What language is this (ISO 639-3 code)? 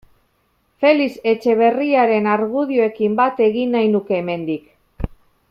eus